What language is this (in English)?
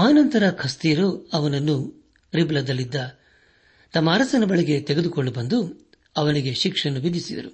Kannada